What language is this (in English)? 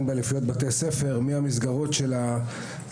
Hebrew